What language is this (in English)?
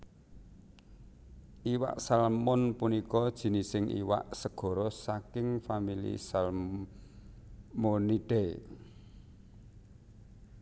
Javanese